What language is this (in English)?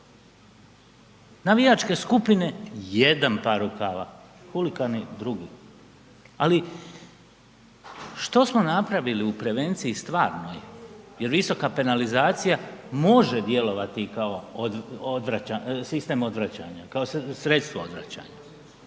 Croatian